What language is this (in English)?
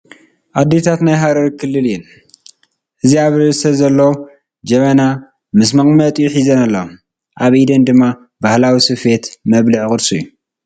Tigrinya